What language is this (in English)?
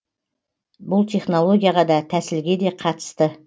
Kazakh